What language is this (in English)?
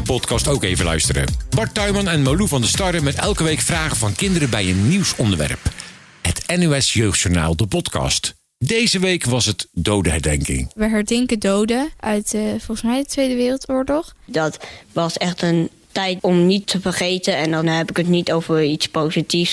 Dutch